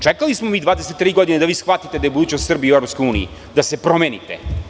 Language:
Serbian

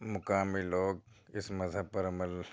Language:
Urdu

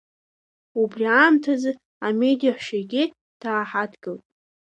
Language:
Abkhazian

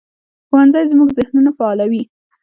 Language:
Pashto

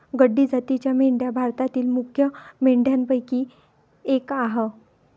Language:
Marathi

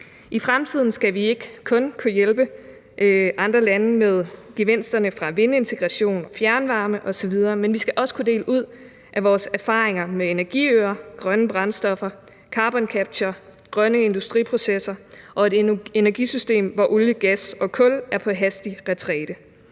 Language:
Danish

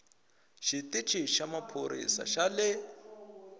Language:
Tsonga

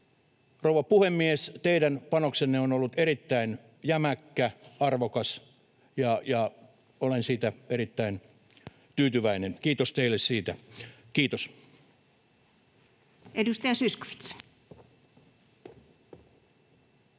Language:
Finnish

